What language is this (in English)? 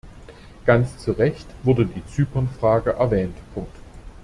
German